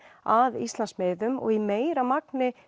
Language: Icelandic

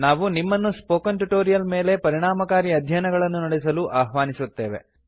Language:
Kannada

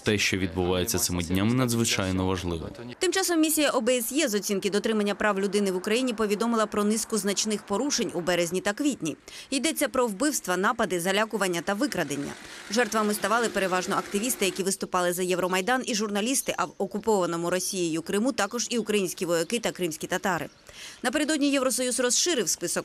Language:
Ukrainian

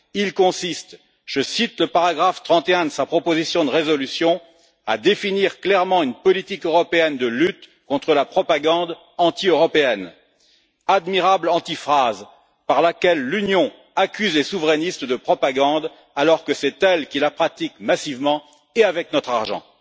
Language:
French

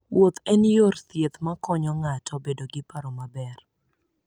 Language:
Luo (Kenya and Tanzania)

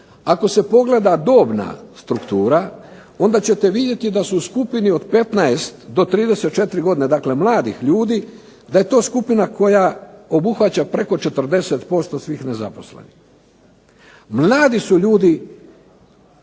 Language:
Croatian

